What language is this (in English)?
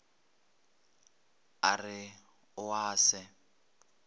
Northern Sotho